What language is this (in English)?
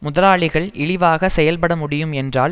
Tamil